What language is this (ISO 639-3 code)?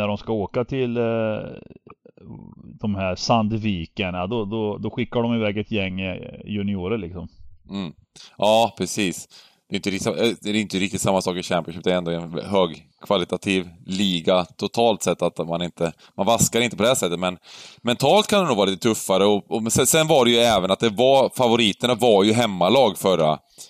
swe